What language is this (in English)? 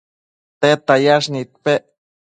Matsés